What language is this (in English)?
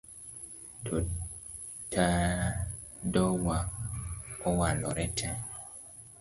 Luo (Kenya and Tanzania)